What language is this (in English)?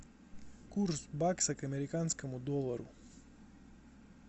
Russian